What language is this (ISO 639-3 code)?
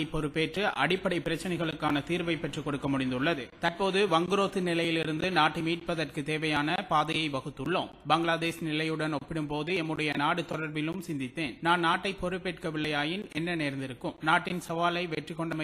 tam